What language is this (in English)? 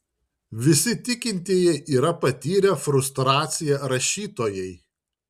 Lithuanian